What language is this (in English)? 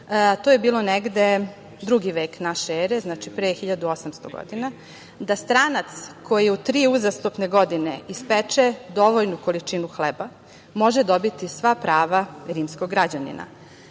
Serbian